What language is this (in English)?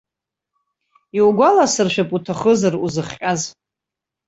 Abkhazian